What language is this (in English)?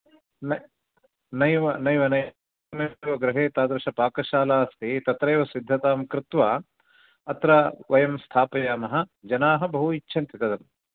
Sanskrit